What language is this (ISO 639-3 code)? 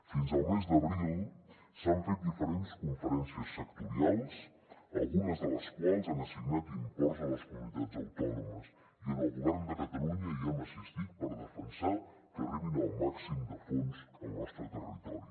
cat